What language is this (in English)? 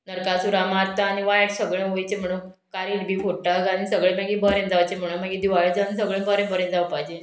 Konkani